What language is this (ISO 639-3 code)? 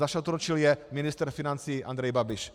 ces